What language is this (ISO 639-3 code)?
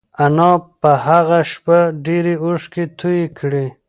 pus